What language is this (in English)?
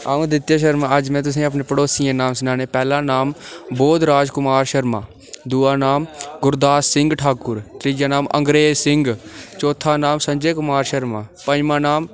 Dogri